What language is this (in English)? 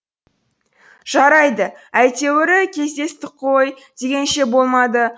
Kazakh